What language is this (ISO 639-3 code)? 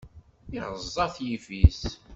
kab